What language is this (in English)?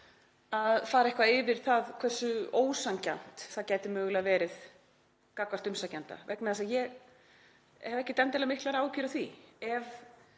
Icelandic